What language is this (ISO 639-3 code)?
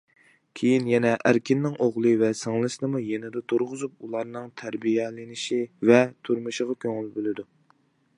uig